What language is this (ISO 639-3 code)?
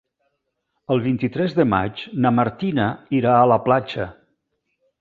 cat